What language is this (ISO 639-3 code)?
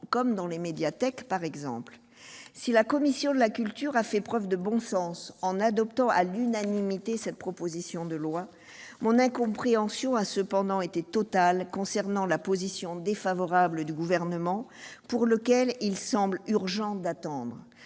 fra